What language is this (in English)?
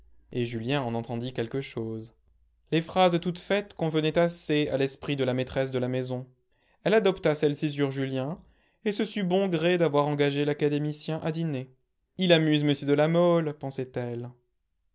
French